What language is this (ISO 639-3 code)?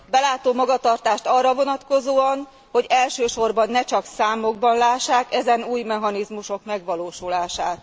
hun